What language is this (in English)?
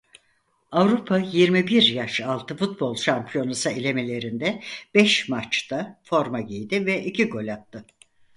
Turkish